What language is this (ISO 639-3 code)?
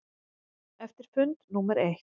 isl